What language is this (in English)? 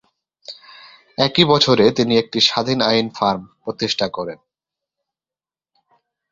Bangla